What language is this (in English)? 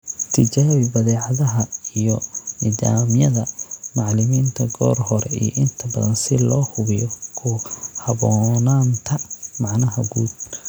Somali